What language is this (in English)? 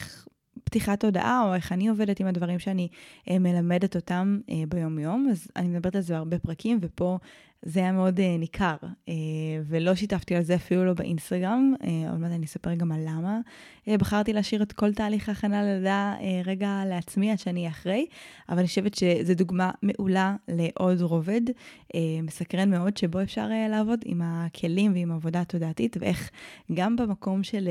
Hebrew